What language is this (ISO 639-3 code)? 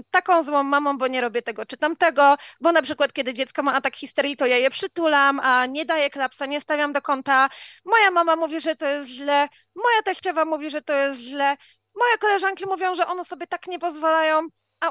pol